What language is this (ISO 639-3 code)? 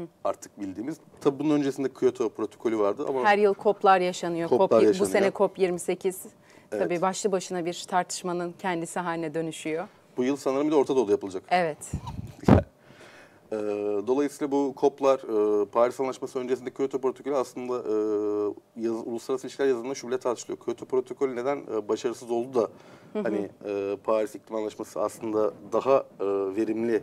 tur